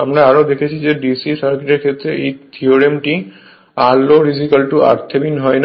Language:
Bangla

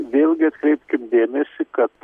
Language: Lithuanian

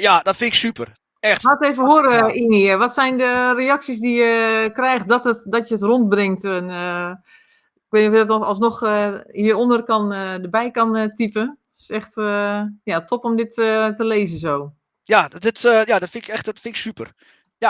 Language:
Dutch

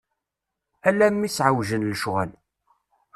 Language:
Kabyle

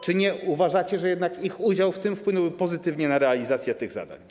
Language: Polish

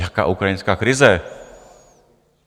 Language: Czech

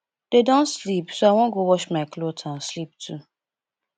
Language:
Nigerian Pidgin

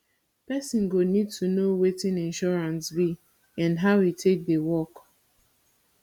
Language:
Nigerian Pidgin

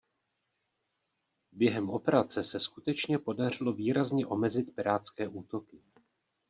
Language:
Czech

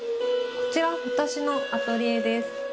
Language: Japanese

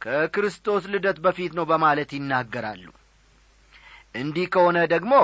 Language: Amharic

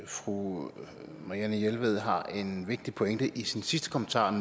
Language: Danish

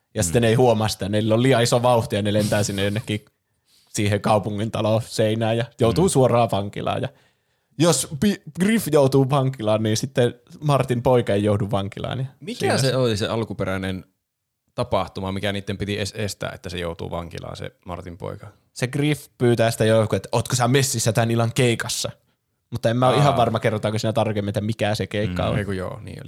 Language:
Finnish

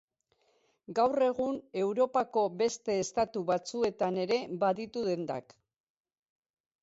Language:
Basque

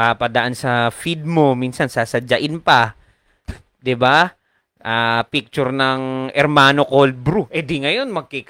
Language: Filipino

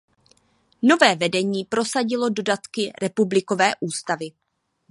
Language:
Czech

